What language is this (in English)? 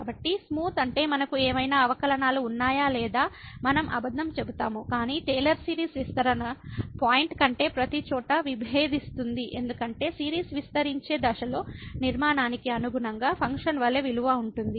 Telugu